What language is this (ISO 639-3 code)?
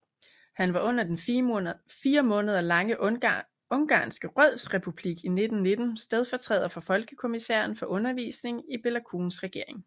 dan